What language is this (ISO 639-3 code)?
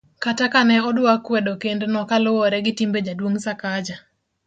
luo